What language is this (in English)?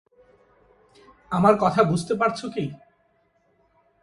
Bangla